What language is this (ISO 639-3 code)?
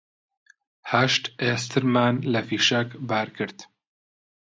ckb